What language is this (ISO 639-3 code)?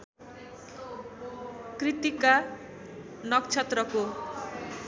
nep